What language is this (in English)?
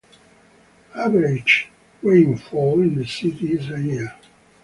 English